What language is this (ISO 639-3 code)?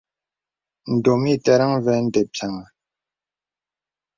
beb